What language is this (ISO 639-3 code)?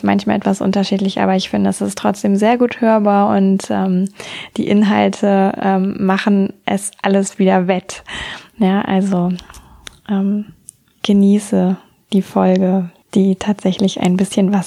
deu